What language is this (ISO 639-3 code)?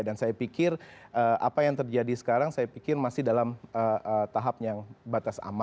ind